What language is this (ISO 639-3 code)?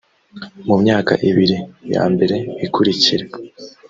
kin